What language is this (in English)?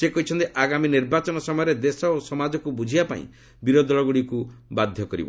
Odia